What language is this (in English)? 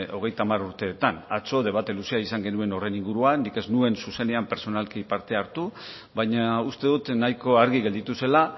Basque